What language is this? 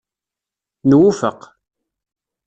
Kabyle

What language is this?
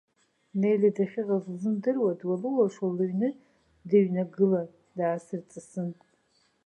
Abkhazian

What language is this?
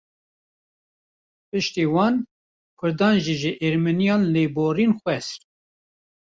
Kurdish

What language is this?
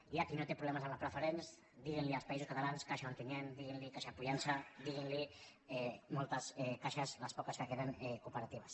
Catalan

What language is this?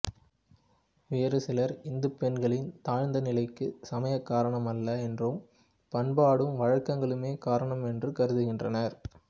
Tamil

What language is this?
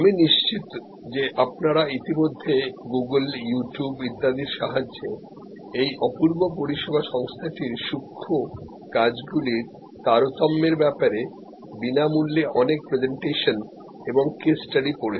Bangla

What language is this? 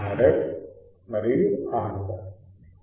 Telugu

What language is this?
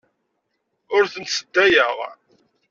Kabyle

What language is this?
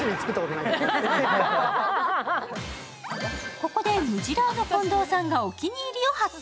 Japanese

